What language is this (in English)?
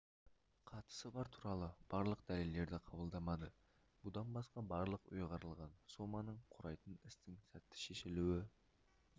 Kazakh